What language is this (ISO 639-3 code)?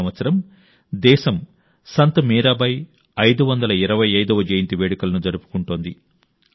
tel